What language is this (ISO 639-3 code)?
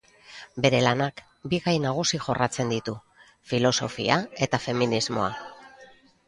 eus